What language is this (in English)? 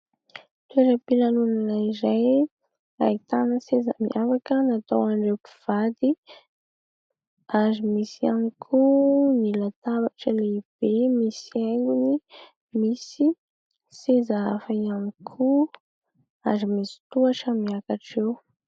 Malagasy